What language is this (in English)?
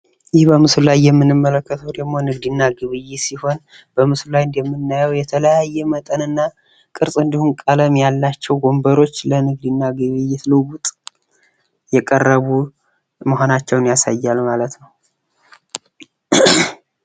Amharic